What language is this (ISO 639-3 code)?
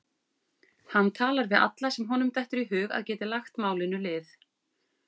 isl